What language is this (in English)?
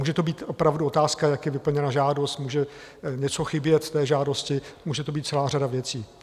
Czech